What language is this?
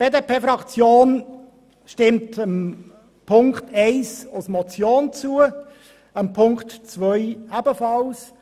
Swiss German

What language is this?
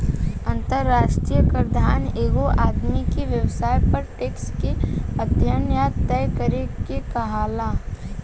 Bhojpuri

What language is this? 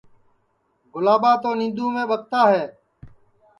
Sansi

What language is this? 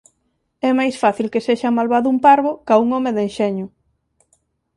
Galician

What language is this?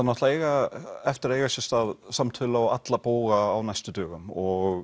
Icelandic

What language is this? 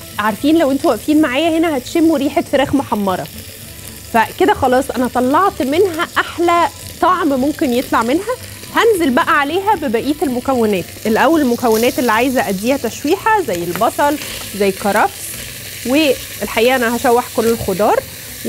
Arabic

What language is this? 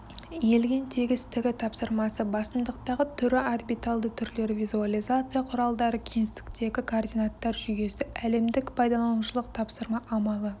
Kazakh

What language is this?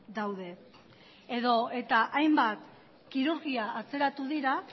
Basque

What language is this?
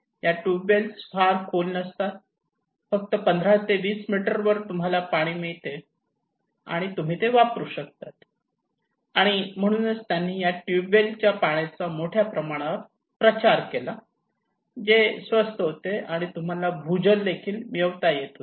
Marathi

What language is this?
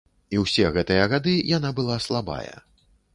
Belarusian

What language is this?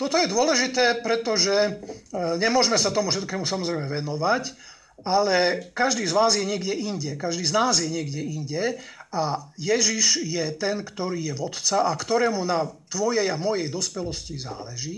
Slovak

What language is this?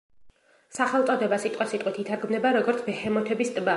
Georgian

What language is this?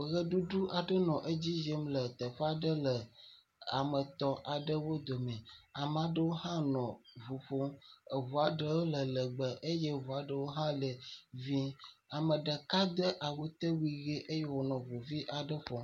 Ewe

